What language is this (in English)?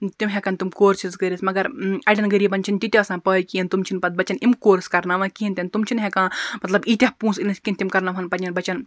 Kashmiri